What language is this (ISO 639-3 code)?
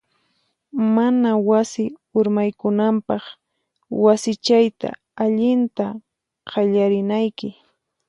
qxp